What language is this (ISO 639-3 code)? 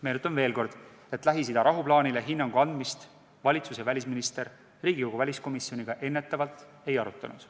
est